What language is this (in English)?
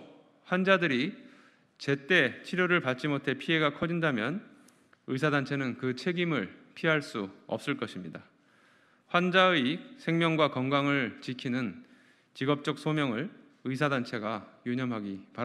Korean